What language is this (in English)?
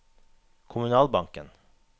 Norwegian